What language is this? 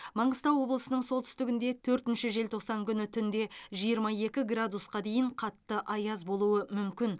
Kazakh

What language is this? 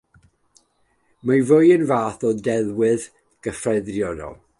Welsh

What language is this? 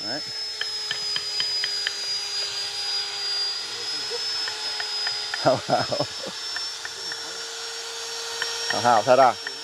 Vietnamese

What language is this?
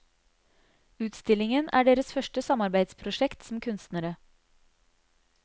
Norwegian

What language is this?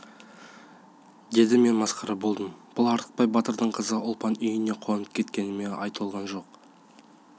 Kazakh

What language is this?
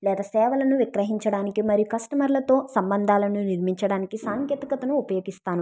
Telugu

